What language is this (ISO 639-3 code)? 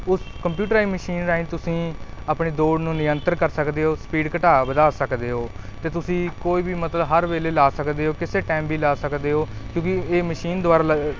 pan